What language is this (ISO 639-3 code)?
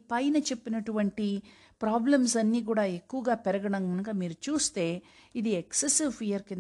tel